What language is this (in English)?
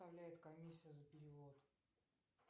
Russian